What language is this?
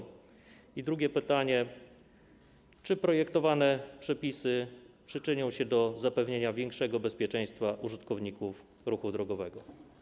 Polish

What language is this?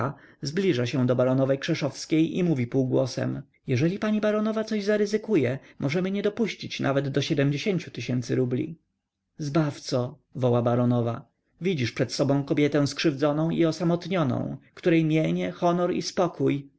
Polish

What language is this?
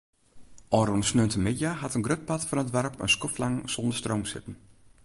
Western Frisian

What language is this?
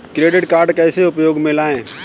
Hindi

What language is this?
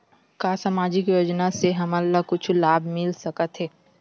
Chhattisgarhi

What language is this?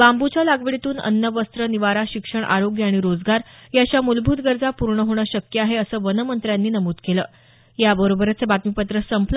Marathi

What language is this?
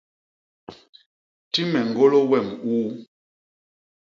Basaa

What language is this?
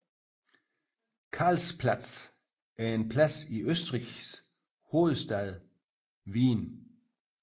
Danish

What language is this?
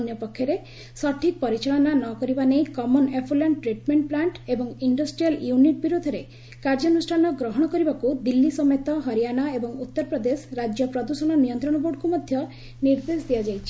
Odia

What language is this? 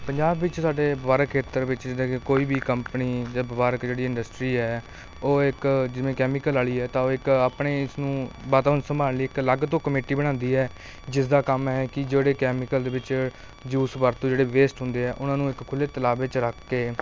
Punjabi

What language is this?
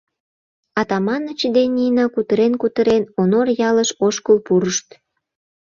Mari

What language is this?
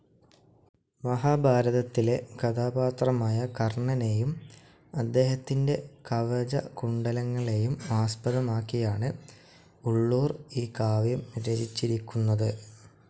Malayalam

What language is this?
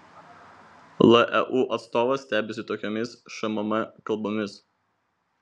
Lithuanian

